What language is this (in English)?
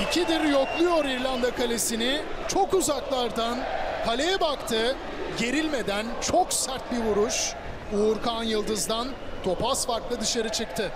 Turkish